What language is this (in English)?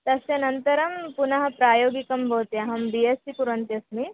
Sanskrit